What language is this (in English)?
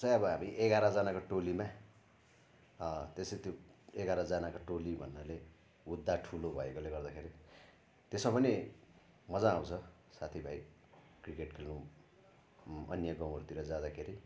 Nepali